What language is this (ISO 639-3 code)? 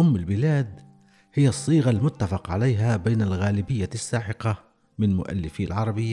ara